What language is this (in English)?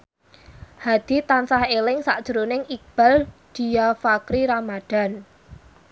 Javanese